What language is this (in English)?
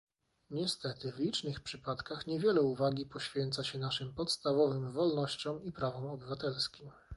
Polish